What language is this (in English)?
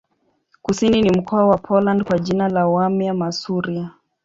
Swahili